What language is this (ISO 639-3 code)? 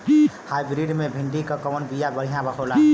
bho